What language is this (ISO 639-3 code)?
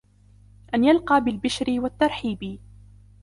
ara